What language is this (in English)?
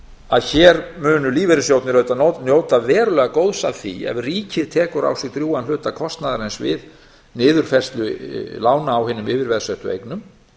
Icelandic